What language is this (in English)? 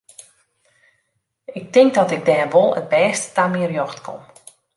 Western Frisian